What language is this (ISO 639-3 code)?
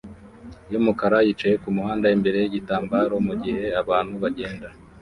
kin